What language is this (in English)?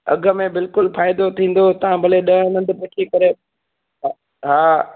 Sindhi